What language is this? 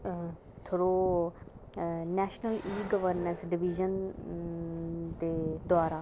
Dogri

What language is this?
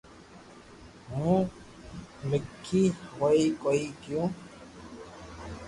Loarki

